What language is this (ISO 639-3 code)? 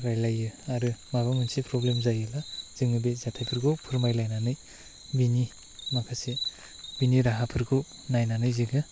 brx